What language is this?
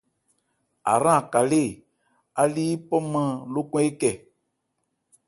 Ebrié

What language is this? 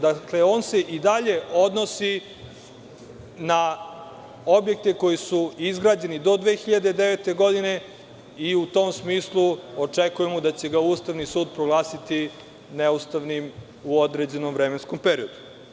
Serbian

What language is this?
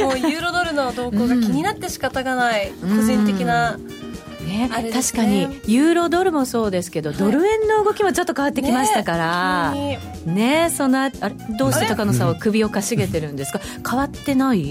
Japanese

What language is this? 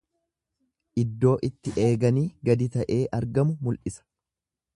Oromo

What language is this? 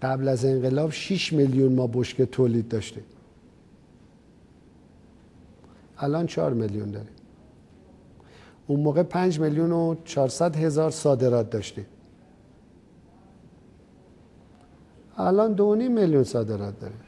Persian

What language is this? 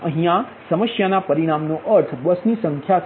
Gujarati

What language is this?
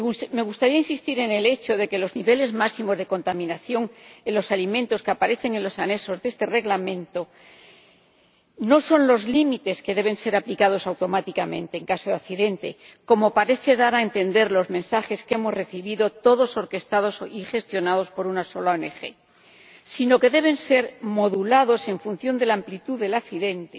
Spanish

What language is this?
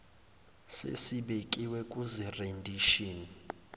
Zulu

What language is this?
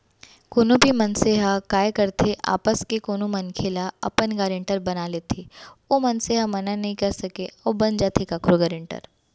Chhattisgarhi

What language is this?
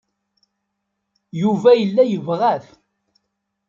Kabyle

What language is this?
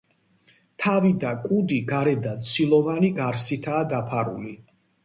Georgian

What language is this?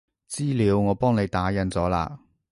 Cantonese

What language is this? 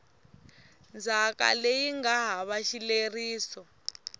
Tsonga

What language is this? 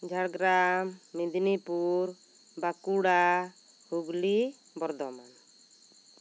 Santali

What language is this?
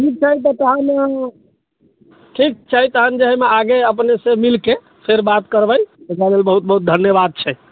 Maithili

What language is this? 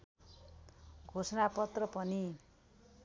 Nepali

